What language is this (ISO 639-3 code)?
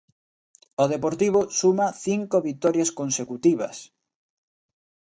glg